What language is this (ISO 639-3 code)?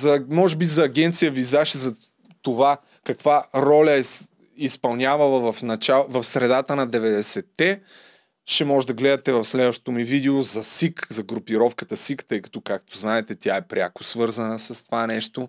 bul